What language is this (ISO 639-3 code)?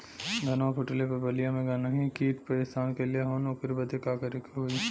bho